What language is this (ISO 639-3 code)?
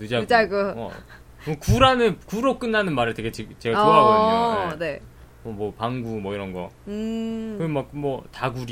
kor